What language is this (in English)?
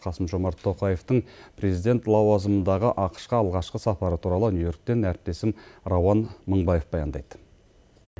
Kazakh